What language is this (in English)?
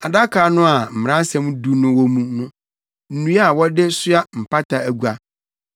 Akan